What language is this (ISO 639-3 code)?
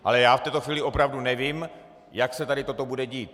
ces